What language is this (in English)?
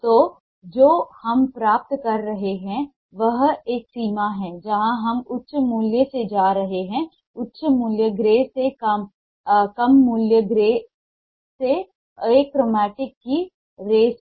Hindi